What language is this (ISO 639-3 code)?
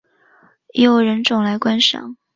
zho